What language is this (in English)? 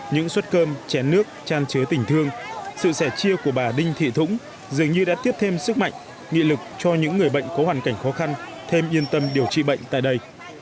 Vietnamese